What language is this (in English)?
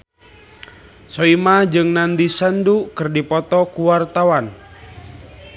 Sundanese